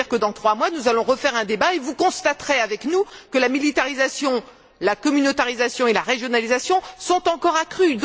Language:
French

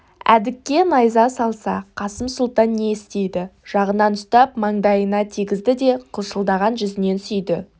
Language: Kazakh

